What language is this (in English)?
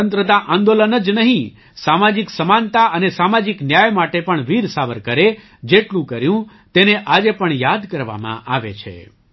Gujarati